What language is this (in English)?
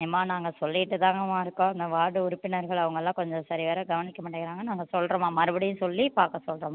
Tamil